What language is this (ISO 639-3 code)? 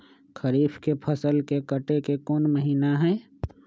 mag